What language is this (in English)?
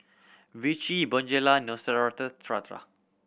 English